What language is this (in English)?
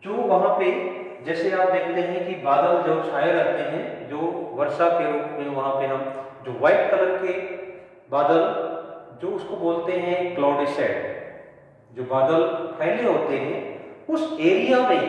Hindi